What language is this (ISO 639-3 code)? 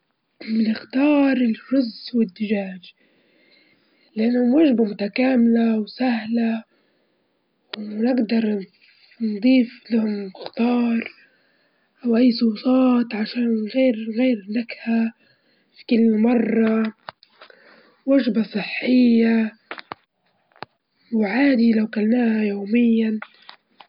ayl